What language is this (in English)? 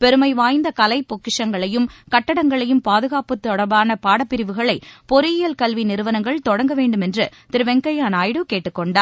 Tamil